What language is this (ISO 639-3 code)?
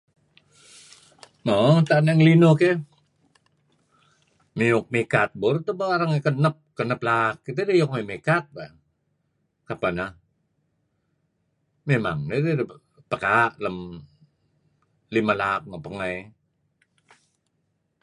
kzi